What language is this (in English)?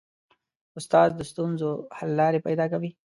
Pashto